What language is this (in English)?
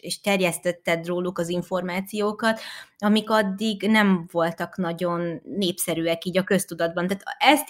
Hungarian